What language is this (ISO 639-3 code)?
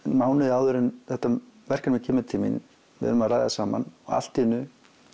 isl